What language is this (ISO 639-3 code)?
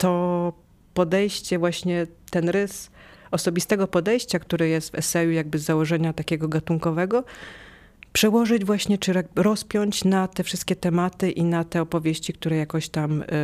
pol